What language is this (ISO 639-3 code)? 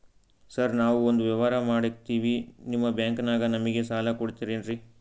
kan